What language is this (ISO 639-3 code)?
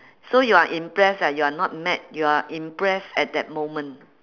eng